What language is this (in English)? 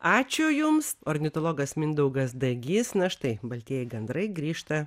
Lithuanian